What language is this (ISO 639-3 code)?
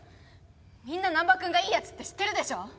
jpn